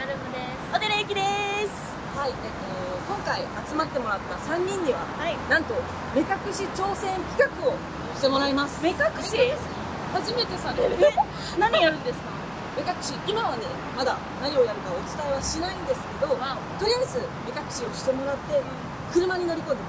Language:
Japanese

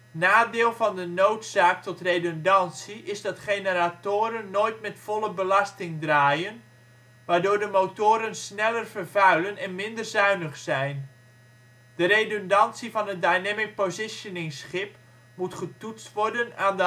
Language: Dutch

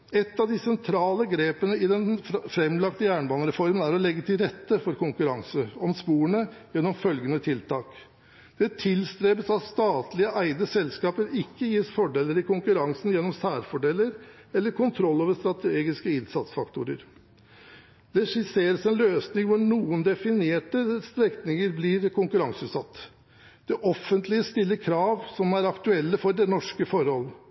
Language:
Norwegian Bokmål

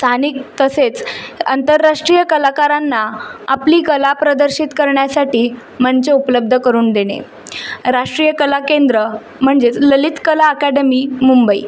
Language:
Marathi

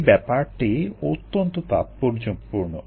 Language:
Bangla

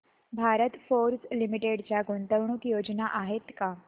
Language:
Marathi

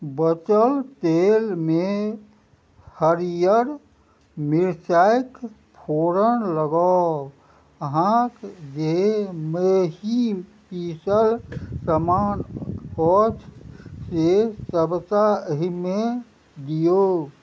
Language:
Maithili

